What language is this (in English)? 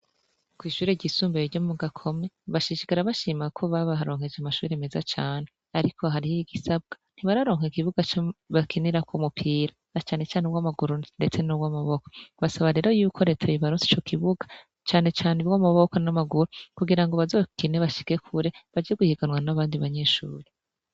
Rundi